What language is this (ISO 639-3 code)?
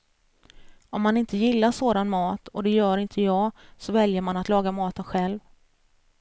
swe